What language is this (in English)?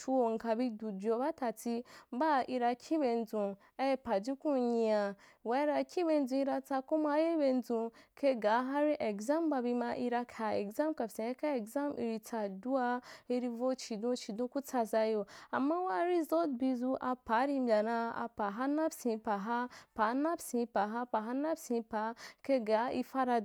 Wapan